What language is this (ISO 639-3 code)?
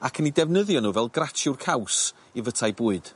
cym